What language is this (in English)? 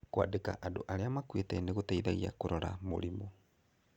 Kikuyu